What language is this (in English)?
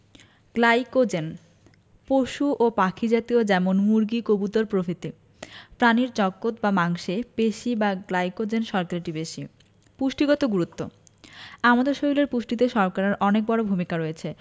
Bangla